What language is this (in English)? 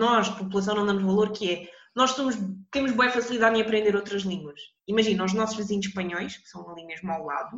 Portuguese